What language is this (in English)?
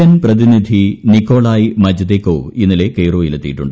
Malayalam